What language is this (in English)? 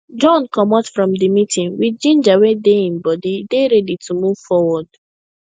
Nigerian Pidgin